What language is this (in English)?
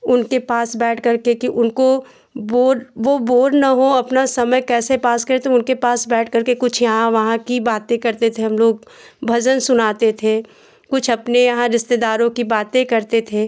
Hindi